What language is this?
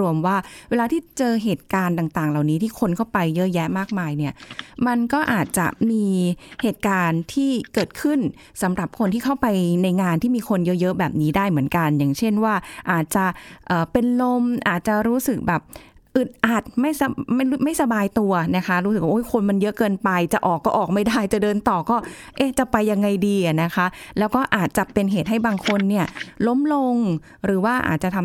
Thai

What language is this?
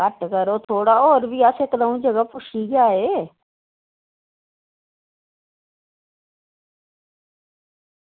Dogri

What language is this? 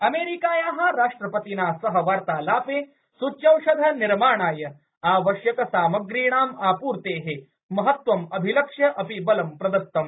Sanskrit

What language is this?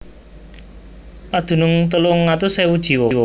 Javanese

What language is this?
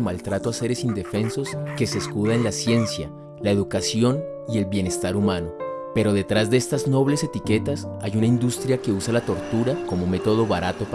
Spanish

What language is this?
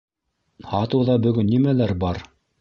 Bashkir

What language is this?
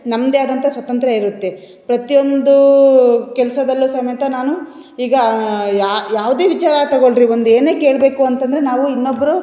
Kannada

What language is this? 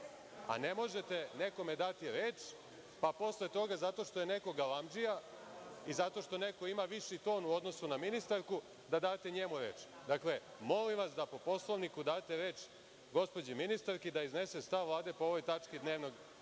Serbian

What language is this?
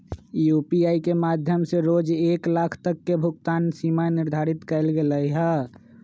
Magahi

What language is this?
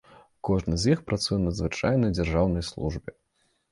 Belarusian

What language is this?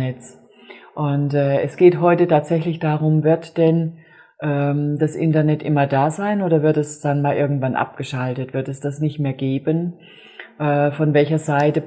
German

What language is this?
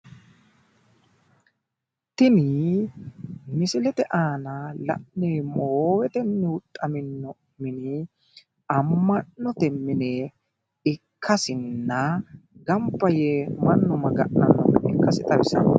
Sidamo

